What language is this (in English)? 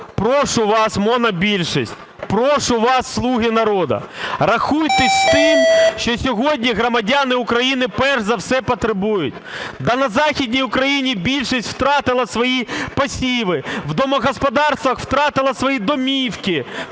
Ukrainian